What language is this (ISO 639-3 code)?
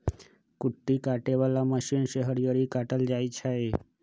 mag